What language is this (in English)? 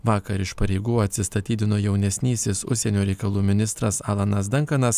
Lithuanian